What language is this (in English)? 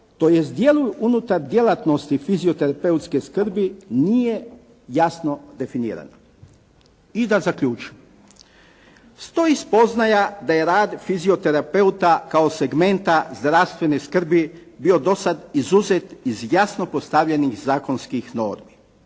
Croatian